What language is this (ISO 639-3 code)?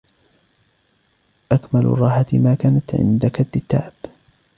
ara